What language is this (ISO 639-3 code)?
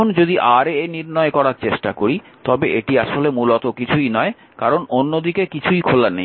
ben